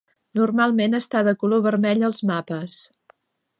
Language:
Catalan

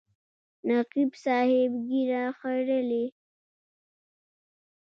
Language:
Pashto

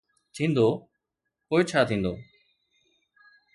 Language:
Sindhi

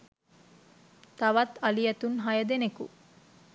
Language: Sinhala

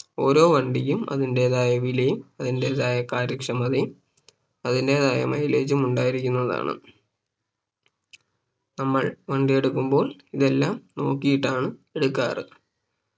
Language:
Malayalam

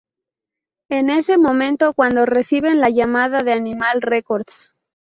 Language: Spanish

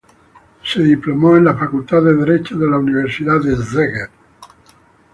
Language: Spanish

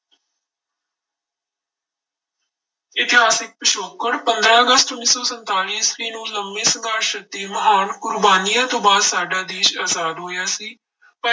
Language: Punjabi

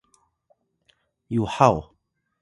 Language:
Atayal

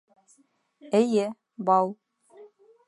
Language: Bashkir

